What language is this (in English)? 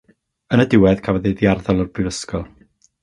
Welsh